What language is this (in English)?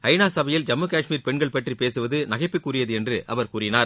Tamil